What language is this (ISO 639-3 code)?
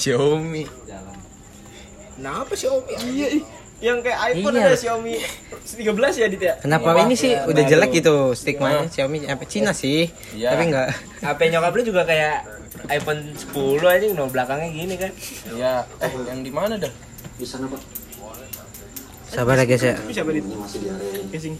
ind